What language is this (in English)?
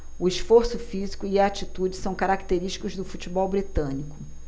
Portuguese